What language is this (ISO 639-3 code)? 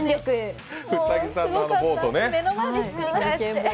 jpn